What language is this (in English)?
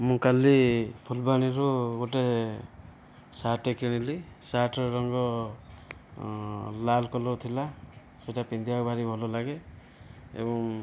Odia